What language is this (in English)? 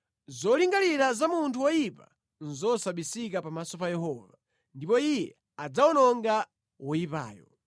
Nyanja